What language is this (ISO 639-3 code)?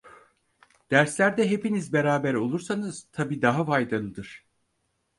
tur